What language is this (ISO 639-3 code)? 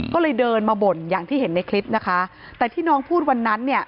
tha